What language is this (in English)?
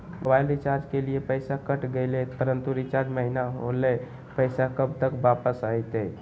Magahi